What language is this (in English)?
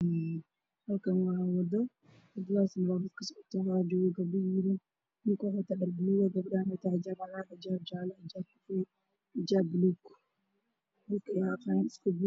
Somali